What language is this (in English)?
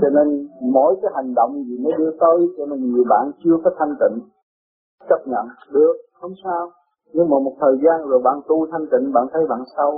Vietnamese